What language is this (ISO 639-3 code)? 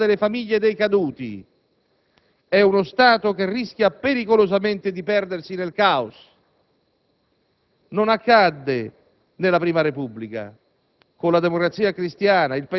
ita